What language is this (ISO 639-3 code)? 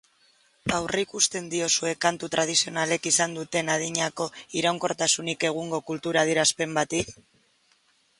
eus